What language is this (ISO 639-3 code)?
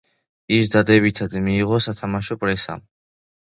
kat